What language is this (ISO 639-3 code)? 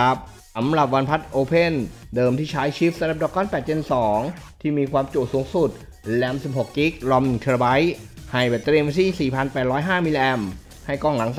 tha